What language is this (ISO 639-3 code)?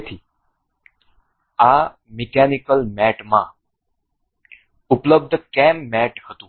guj